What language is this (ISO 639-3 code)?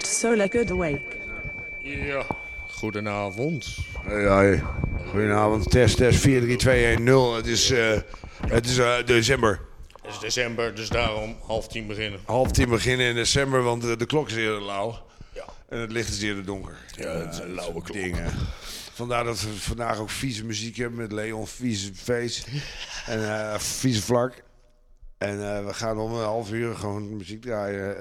nld